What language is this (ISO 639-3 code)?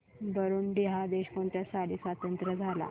mar